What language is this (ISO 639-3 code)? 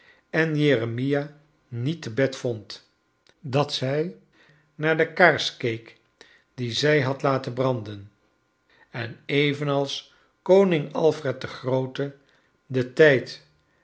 nld